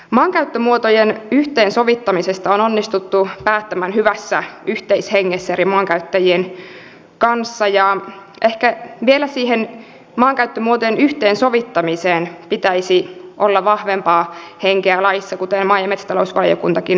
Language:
Finnish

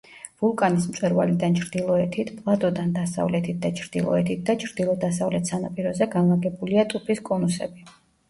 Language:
Georgian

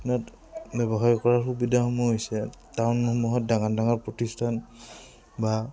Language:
Assamese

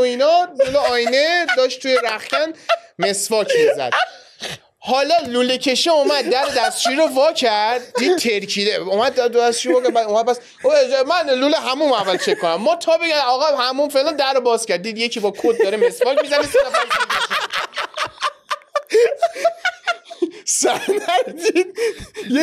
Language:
Persian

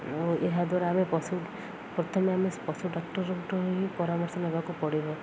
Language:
Odia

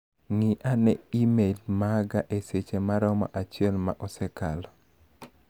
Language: Luo (Kenya and Tanzania)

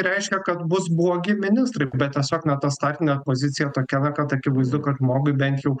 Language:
Lithuanian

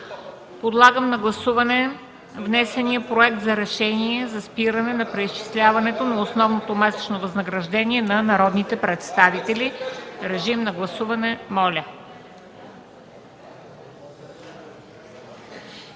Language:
Bulgarian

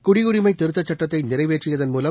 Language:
Tamil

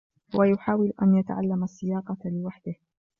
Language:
Arabic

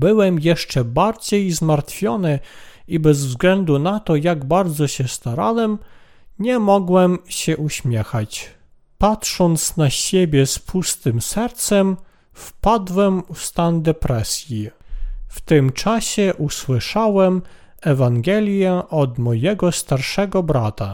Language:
Polish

